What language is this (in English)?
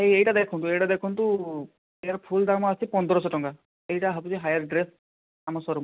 Odia